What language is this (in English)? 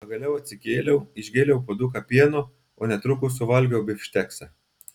Lithuanian